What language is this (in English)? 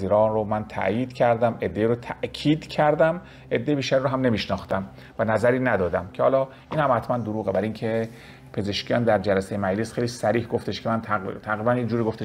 Persian